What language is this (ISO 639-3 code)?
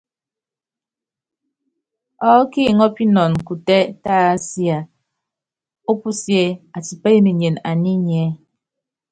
yav